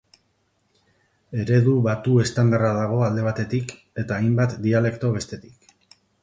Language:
Basque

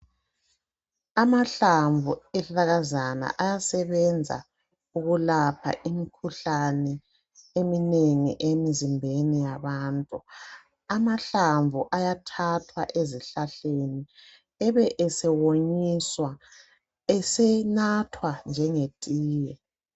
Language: North Ndebele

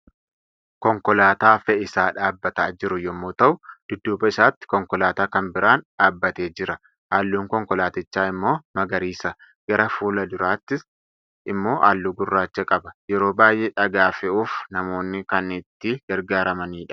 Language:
Oromo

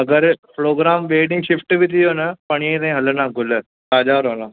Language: Sindhi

